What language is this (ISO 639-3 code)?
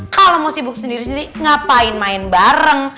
ind